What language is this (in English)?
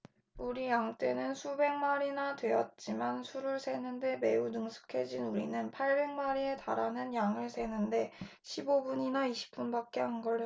Korean